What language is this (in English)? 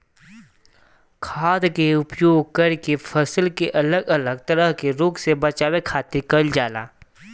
Bhojpuri